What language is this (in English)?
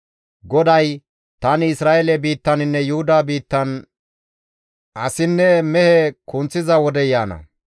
Gamo